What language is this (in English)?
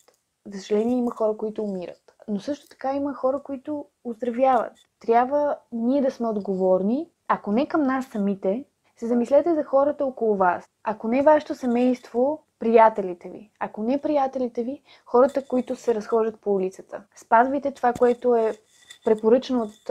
Bulgarian